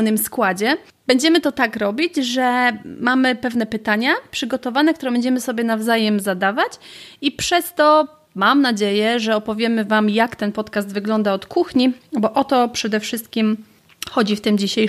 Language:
Polish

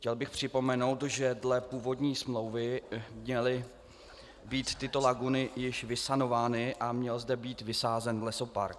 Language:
Czech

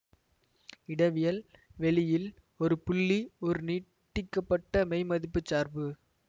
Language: Tamil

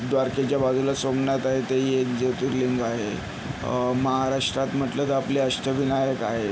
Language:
Marathi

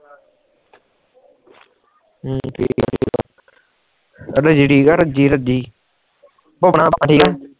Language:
Punjabi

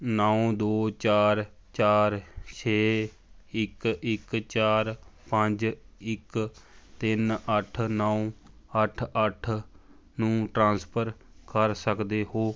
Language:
Punjabi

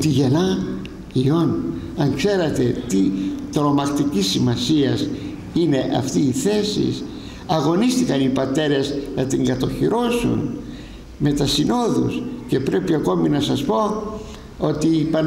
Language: Greek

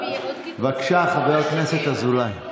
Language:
Hebrew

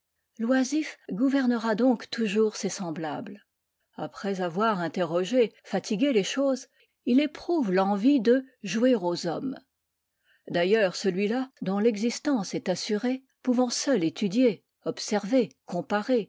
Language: French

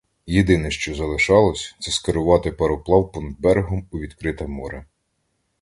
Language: Ukrainian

